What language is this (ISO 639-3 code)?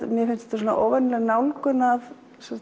isl